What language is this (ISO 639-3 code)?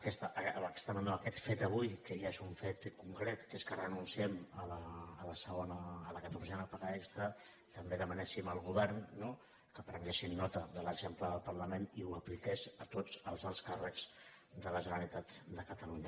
cat